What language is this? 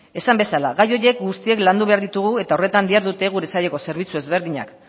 Basque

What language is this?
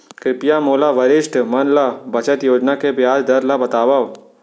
Chhattisgarhi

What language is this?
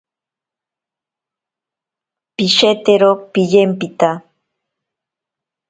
Ashéninka Perené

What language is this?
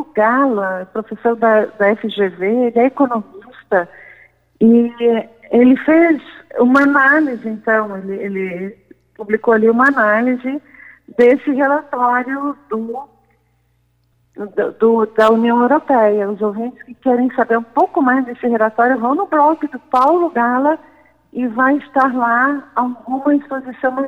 Portuguese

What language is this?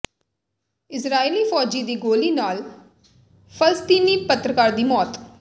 Punjabi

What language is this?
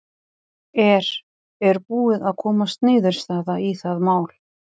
Icelandic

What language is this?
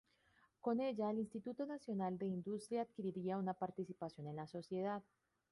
Spanish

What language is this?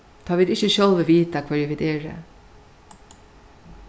Faroese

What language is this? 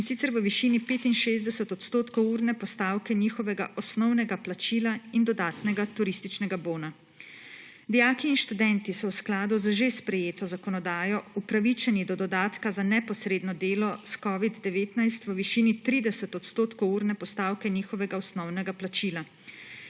Slovenian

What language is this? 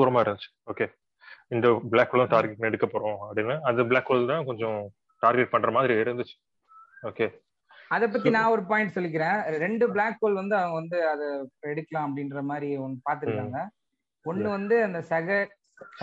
Tamil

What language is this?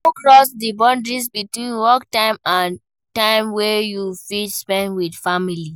Nigerian Pidgin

